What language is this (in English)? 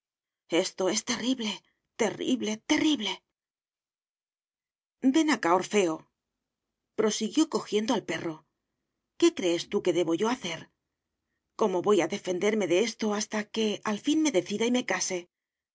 Spanish